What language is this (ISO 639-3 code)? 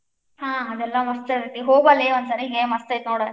kan